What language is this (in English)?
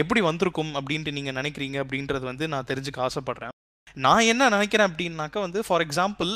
Tamil